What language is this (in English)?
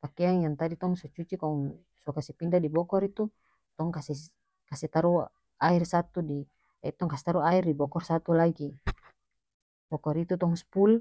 North Moluccan Malay